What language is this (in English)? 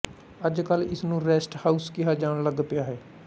Punjabi